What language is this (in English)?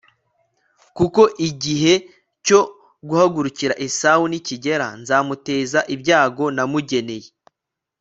Kinyarwanda